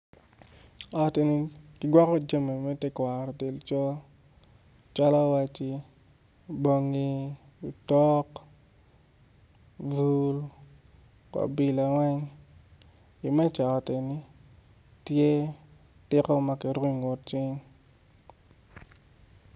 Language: Acoli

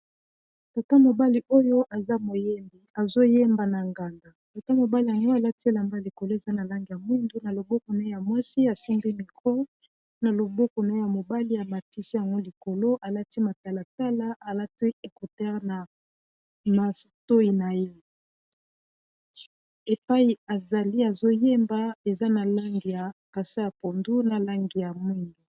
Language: Lingala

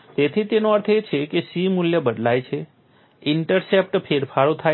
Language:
Gujarati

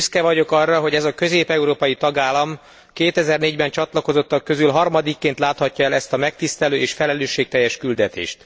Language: Hungarian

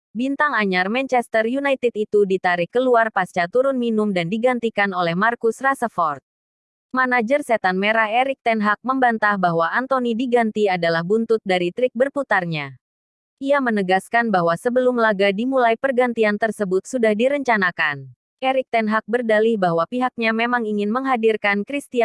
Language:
Indonesian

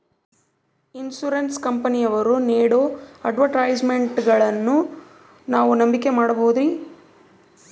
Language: Kannada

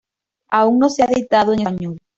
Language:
Spanish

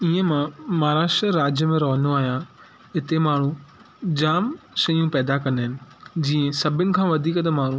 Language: Sindhi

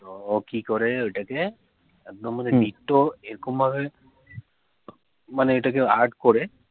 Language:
Bangla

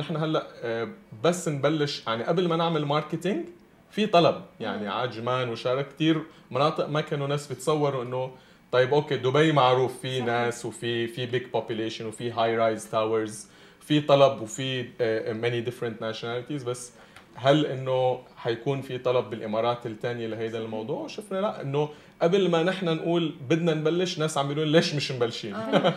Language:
Arabic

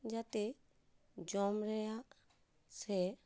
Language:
Santali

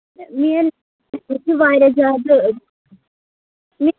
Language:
Kashmiri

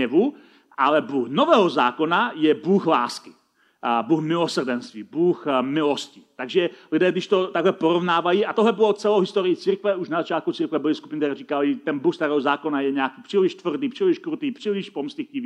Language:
Czech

